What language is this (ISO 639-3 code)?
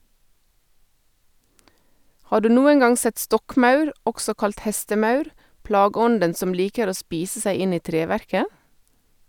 nor